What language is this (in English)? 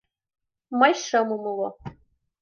Mari